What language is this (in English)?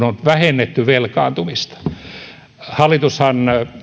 Finnish